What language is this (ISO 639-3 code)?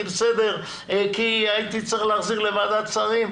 heb